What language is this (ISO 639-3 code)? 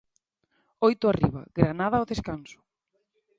glg